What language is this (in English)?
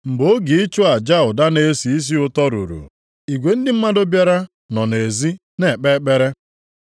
Igbo